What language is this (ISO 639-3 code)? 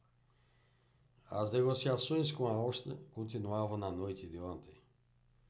por